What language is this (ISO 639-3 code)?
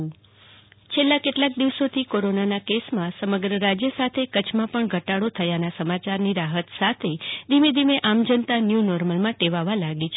guj